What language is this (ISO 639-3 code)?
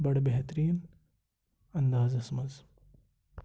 kas